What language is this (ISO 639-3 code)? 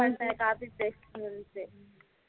tam